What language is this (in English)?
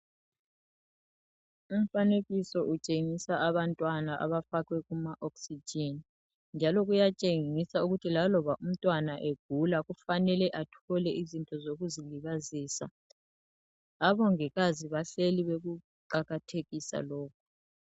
North Ndebele